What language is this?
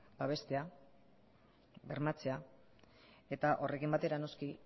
Basque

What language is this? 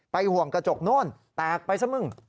Thai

